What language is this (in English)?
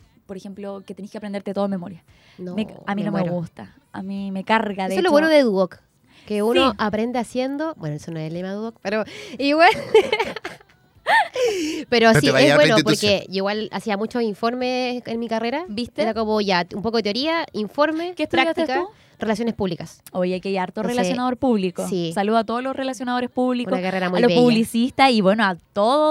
Spanish